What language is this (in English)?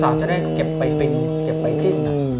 Thai